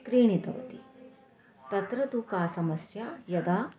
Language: Sanskrit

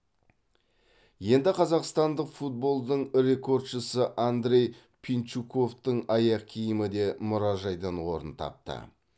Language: Kazakh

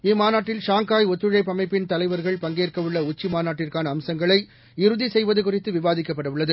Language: Tamil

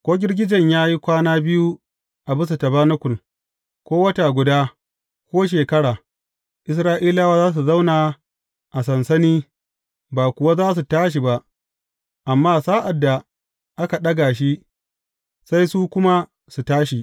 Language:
Hausa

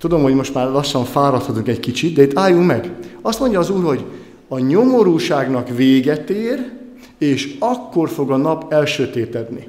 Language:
Hungarian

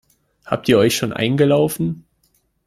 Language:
German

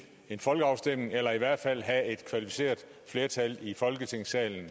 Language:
Danish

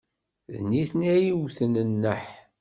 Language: Kabyle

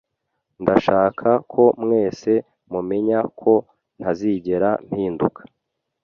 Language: Kinyarwanda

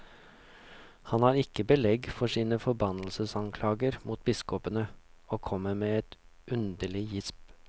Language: Norwegian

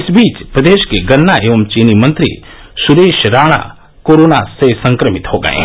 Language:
Hindi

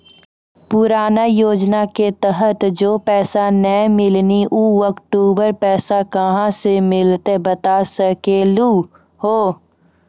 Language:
Maithili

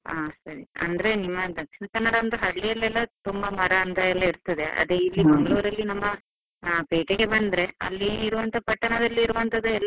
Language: Kannada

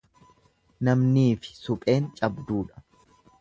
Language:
Oromo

